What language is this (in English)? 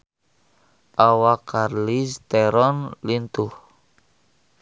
Sundanese